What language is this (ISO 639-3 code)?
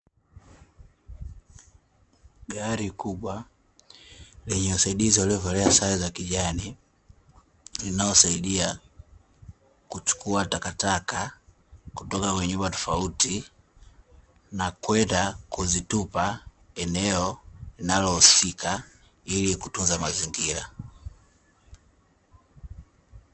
swa